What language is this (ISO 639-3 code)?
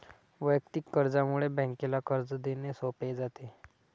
mar